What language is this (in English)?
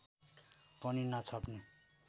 Nepali